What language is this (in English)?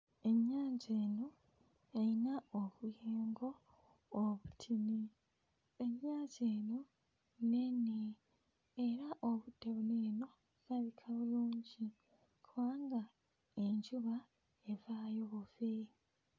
Ganda